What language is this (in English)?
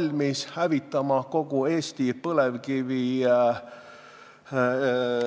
Estonian